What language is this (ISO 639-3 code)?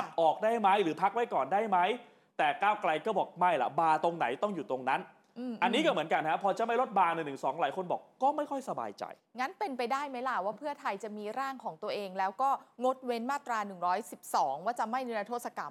tha